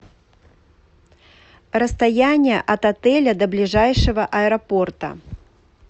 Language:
Russian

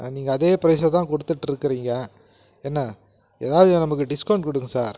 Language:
Tamil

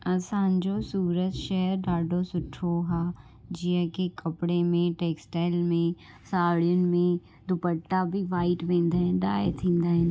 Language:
Sindhi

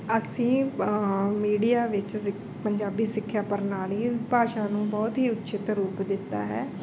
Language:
Punjabi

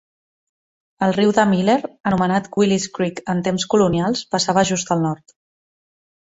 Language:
Catalan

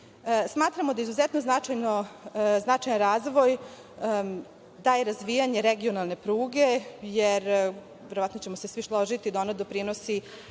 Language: Serbian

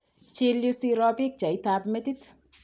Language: Kalenjin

